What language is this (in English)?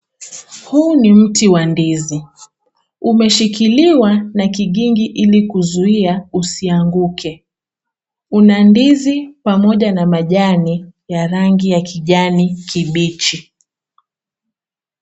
Swahili